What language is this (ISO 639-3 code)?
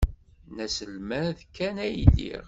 kab